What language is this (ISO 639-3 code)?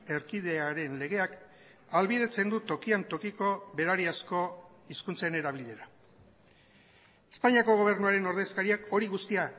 eus